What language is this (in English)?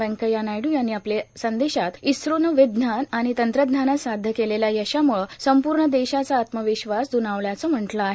Marathi